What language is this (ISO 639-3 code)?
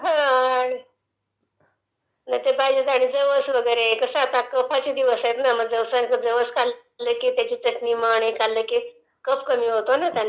mar